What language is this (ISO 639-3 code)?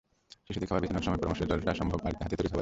ben